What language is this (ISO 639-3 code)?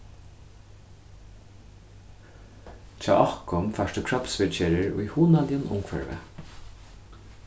fao